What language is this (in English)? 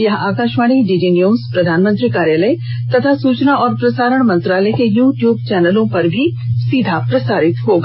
Hindi